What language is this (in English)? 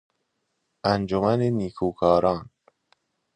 Persian